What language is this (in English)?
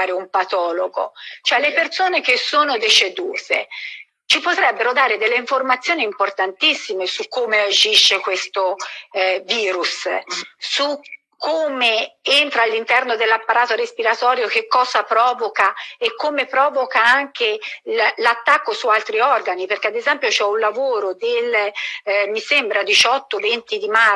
Italian